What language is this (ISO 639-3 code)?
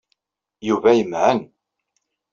kab